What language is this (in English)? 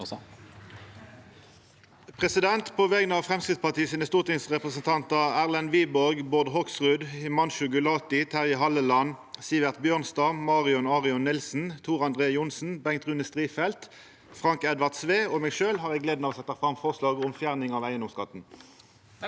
Norwegian